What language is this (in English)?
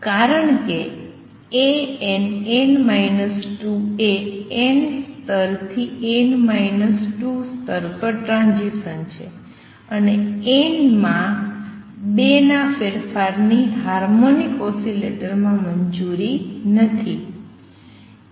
Gujarati